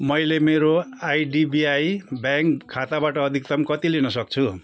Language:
Nepali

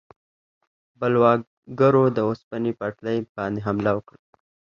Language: Pashto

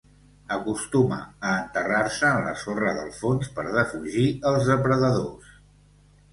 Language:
Catalan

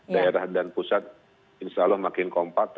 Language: Indonesian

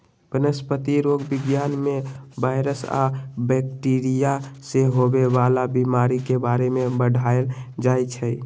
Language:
Magahi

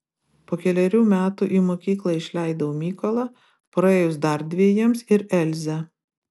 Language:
Lithuanian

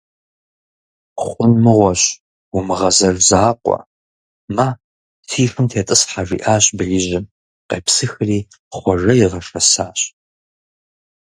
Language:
Kabardian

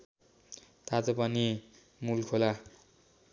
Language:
Nepali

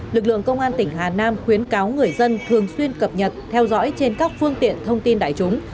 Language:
Vietnamese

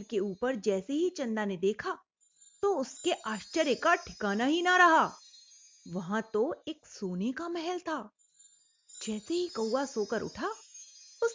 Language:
Hindi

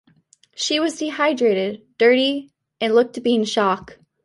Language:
English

